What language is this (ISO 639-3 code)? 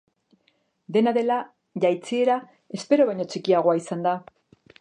eus